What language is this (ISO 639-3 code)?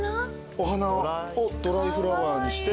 jpn